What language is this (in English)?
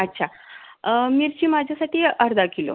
Marathi